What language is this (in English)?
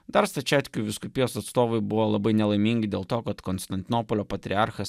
Lithuanian